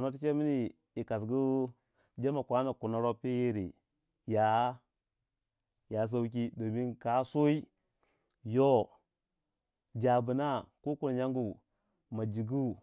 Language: Waja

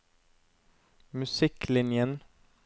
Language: Norwegian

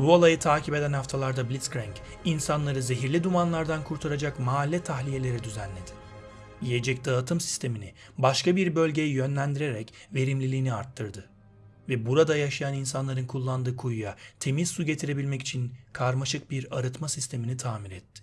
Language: Turkish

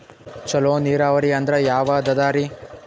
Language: Kannada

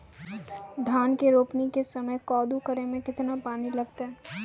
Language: Maithili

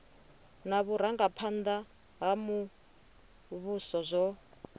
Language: Venda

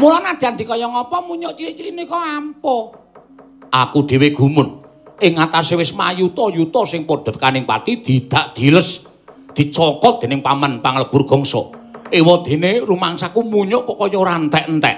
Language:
Indonesian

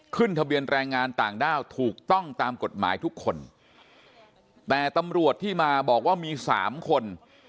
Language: Thai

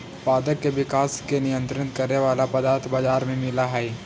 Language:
Magahi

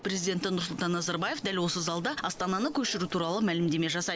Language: Kazakh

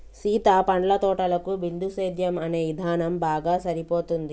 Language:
Telugu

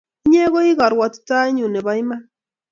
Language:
Kalenjin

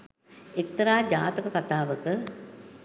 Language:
Sinhala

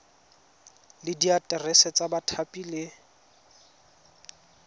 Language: Tswana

